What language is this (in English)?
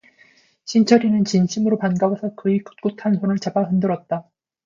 Korean